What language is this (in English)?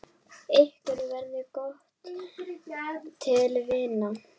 Icelandic